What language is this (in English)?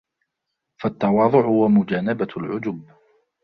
Arabic